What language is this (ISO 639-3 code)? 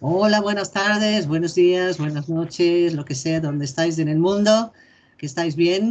spa